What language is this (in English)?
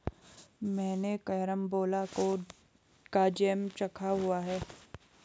Hindi